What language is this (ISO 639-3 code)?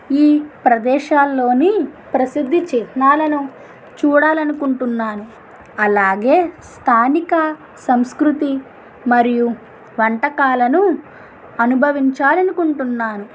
tel